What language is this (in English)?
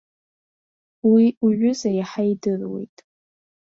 Abkhazian